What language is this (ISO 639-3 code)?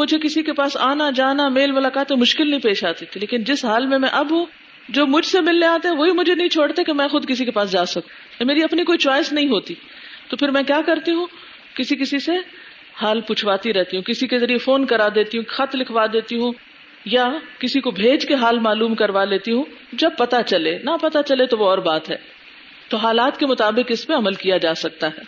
urd